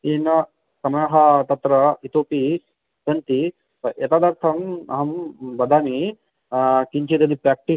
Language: Sanskrit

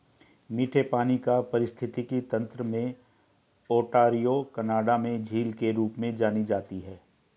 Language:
Hindi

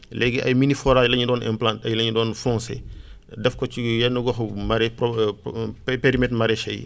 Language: Wolof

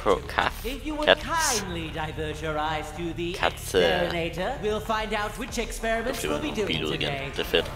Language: Danish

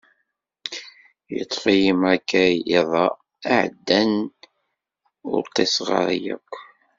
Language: Kabyle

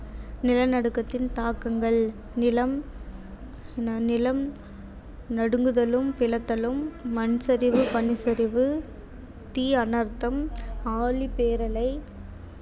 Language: Tamil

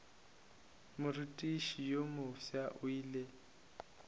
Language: Northern Sotho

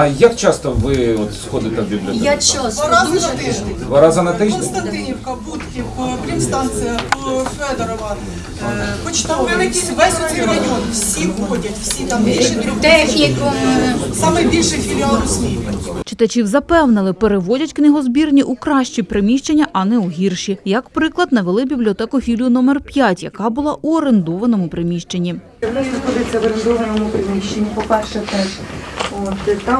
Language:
Ukrainian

